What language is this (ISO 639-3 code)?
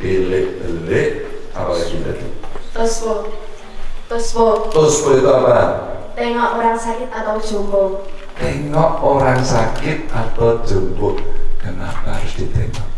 ind